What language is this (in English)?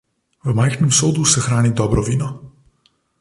Slovenian